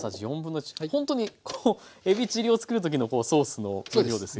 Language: Japanese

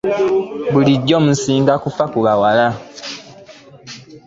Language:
Ganda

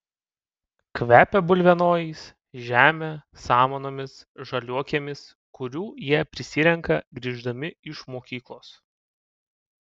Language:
Lithuanian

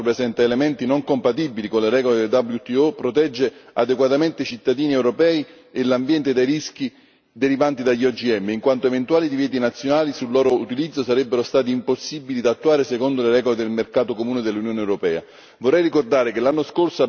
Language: Italian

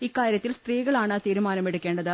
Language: Malayalam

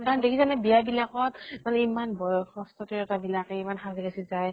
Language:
Assamese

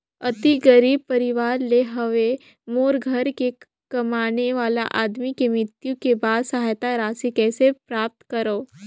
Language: Chhattisgarhi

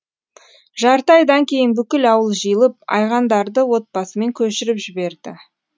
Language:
Kazakh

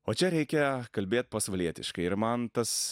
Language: Lithuanian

